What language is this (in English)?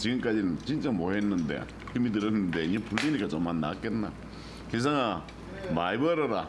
Korean